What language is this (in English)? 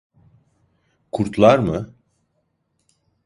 Turkish